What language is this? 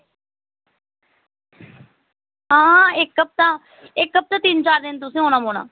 Dogri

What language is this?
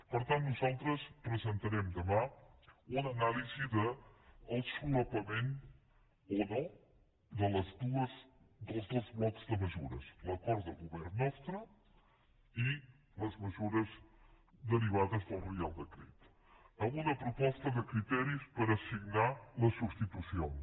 Catalan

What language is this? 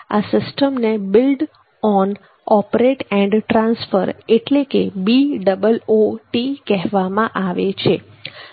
Gujarati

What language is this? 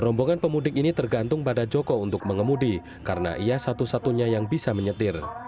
Indonesian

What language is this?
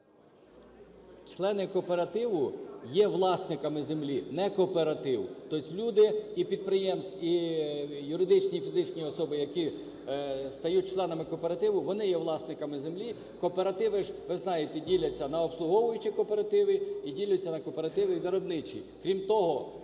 Ukrainian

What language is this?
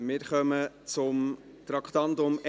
Swiss German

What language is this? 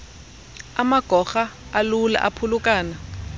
Xhosa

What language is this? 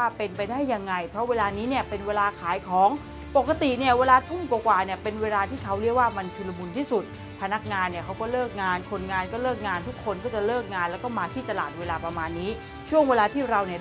Thai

